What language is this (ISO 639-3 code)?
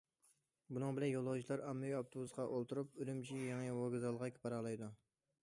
uig